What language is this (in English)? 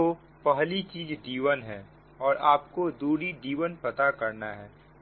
Hindi